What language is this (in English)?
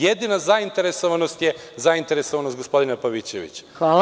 Serbian